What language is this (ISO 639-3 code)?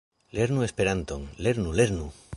epo